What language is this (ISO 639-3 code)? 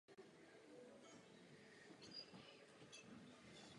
ces